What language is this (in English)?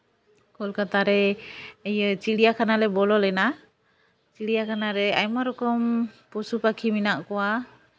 Santali